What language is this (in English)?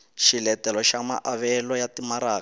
Tsonga